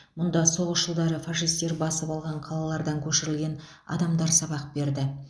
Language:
Kazakh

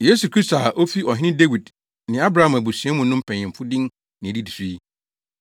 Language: Akan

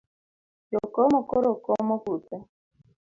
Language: Luo (Kenya and Tanzania)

